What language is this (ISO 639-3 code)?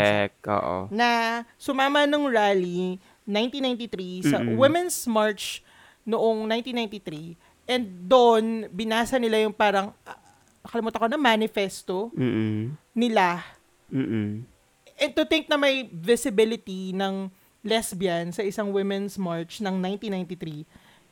fil